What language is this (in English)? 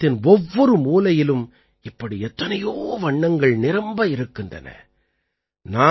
Tamil